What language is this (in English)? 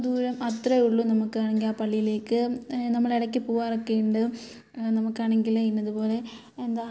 Malayalam